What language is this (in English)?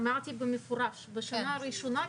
Hebrew